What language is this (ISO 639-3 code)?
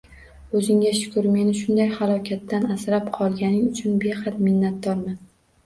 uzb